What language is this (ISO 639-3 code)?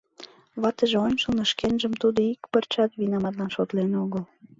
chm